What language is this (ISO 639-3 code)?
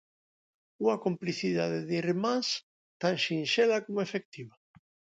glg